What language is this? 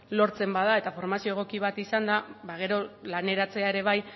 Basque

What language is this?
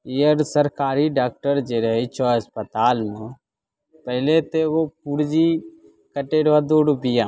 Maithili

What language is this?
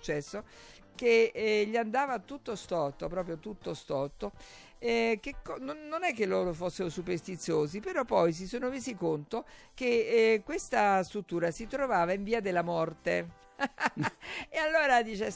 Italian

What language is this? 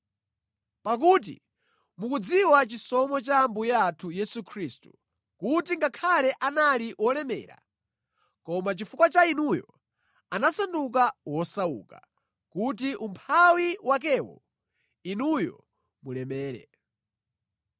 Nyanja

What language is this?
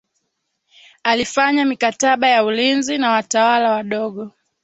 Swahili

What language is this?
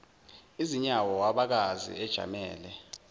Zulu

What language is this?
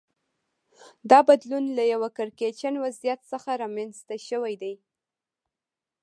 Pashto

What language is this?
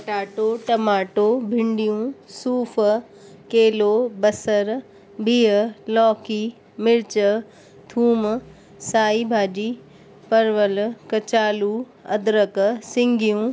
Sindhi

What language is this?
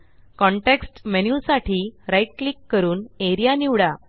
Marathi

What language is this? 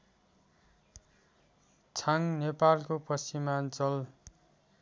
Nepali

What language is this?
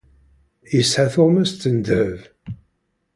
Kabyle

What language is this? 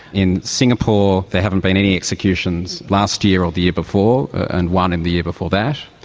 English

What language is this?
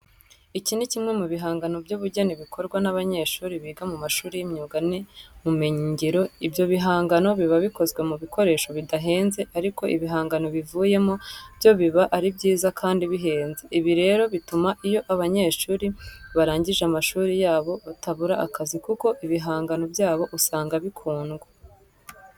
Kinyarwanda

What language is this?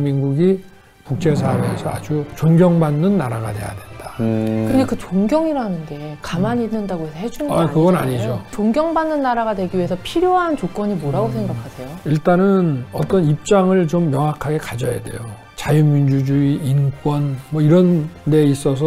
Korean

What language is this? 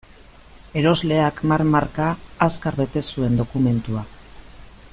Basque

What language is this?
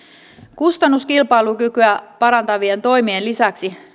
Finnish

